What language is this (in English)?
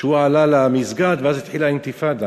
Hebrew